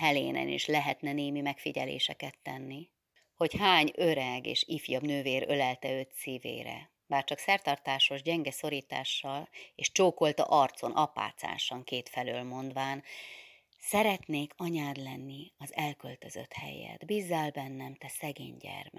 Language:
Hungarian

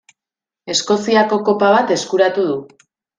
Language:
Basque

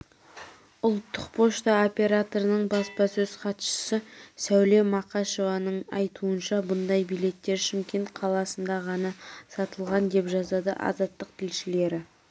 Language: Kazakh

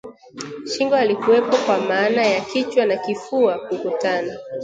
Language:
Swahili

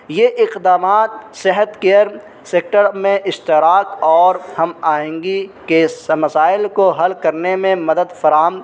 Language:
Urdu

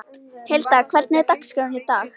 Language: Icelandic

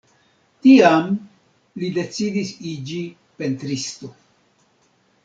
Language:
Esperanto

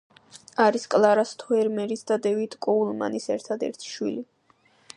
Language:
Georgian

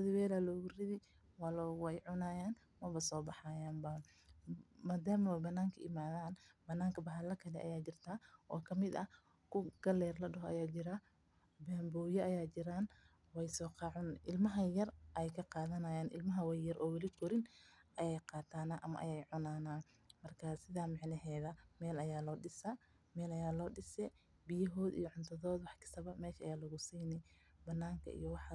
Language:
Somali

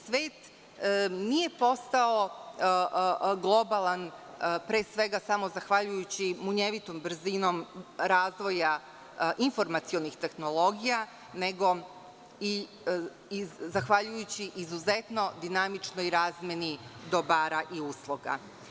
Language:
Serbian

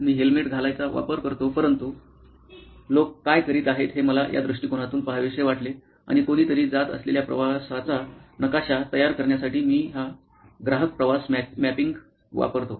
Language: Marathi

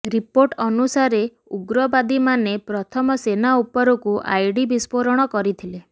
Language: Odia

